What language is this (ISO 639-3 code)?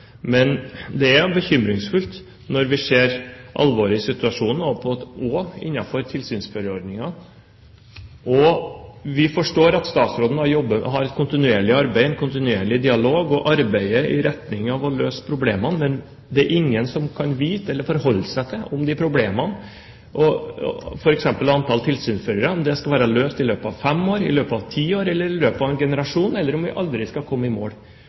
nob